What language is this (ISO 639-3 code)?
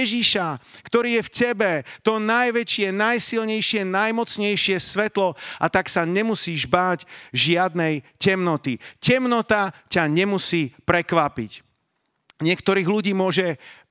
slk